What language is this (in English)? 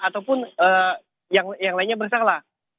Indonesian